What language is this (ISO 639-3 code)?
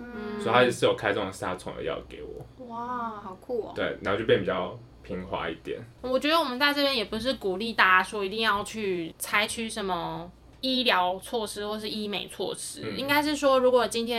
zho